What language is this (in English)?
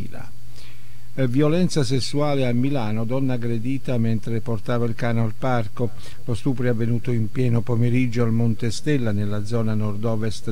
Italian